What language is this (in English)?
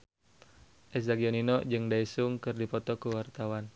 Sundanese